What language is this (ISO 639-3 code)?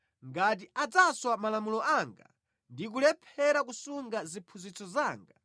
nya